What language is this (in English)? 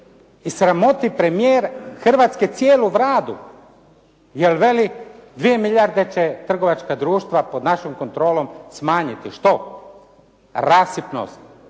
Croatian